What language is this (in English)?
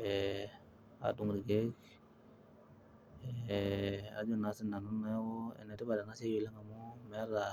Masai